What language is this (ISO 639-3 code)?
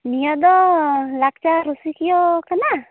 sat